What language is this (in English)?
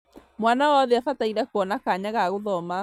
Kikuyu